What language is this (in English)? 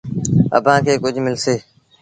Sindhi Bhil